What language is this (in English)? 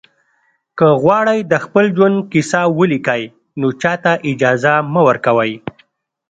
Pashto